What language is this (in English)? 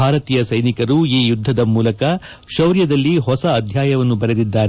Kannada